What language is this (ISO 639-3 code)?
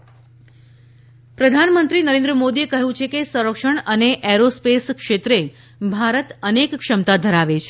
guj